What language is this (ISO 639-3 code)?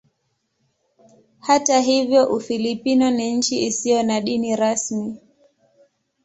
swa